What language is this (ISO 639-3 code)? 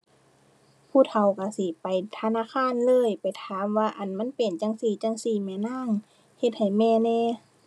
tha